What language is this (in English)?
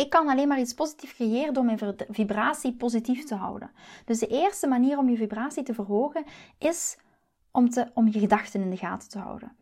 Dutch